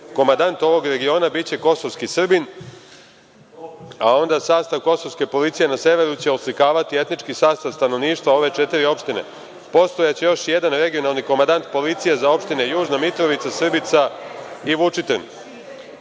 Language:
Serbian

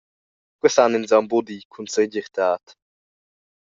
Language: Romansh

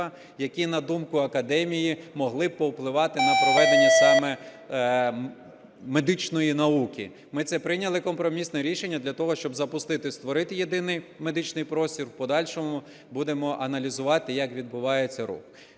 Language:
Ukrainian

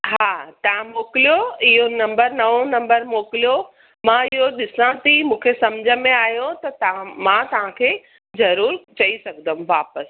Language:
Sindhi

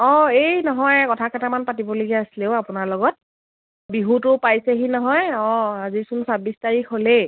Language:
Assamese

